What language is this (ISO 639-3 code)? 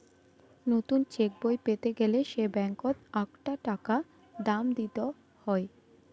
ben